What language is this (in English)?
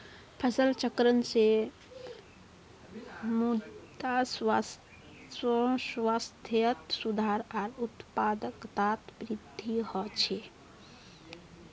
Magahi